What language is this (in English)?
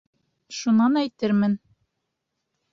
Bashkir